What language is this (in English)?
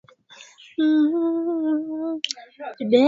Swahili